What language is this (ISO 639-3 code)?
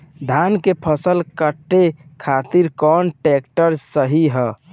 bho